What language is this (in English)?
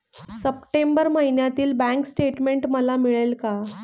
Marathi